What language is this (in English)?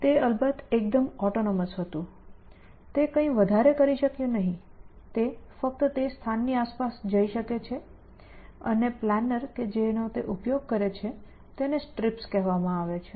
Gujarati